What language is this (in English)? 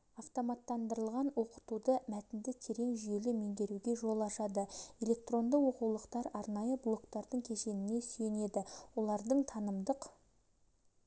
Kazakh